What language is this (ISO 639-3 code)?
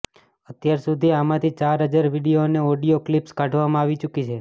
guj